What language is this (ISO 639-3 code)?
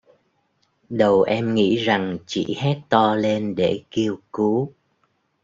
vie